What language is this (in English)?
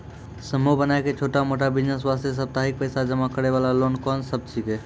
Maithili